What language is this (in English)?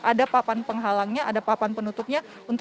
Indonesian